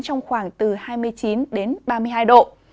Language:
Vietnamese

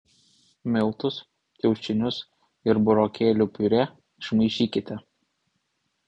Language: Lithuanian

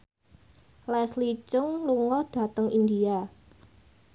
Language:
Javanese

